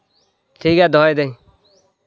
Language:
Santali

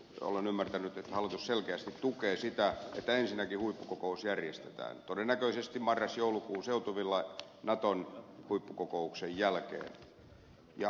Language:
Finnish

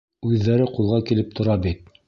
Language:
Bashkir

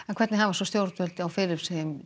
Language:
Icelandic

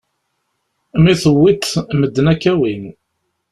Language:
Kabyle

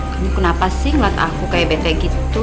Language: Indonesian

